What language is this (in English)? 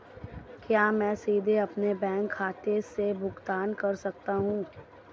Hindi